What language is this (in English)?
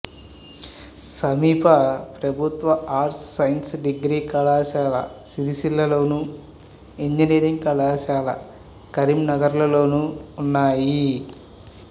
Telugu